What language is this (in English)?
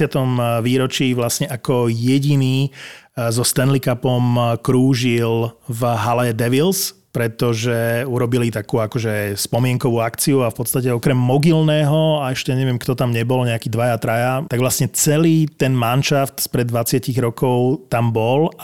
Slovak